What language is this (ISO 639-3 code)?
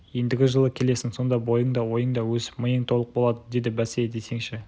kaz